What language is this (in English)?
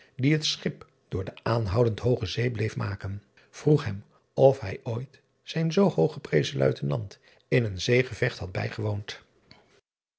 Dutch